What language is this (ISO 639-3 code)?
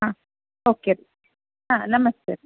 kan